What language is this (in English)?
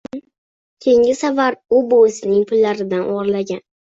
Uzbek